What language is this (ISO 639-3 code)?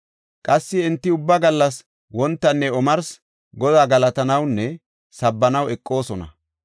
gof